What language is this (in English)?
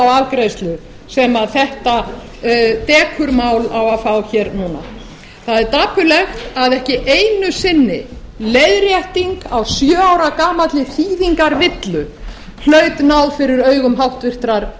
Icelandic